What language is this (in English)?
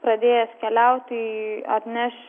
Lithuanian